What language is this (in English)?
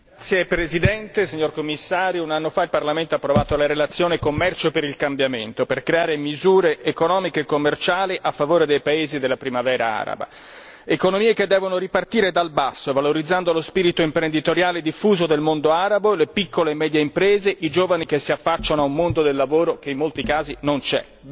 Italian